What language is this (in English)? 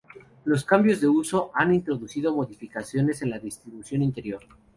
Spanish